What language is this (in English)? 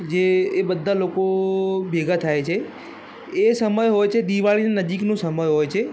Gujarati